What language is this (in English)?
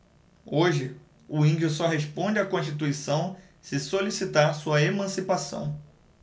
Portuguese